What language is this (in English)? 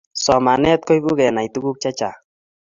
Kalenjin